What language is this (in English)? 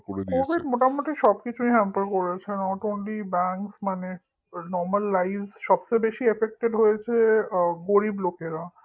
Bangla